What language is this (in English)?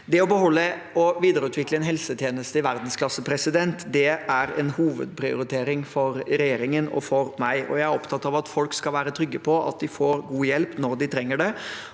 Norwegian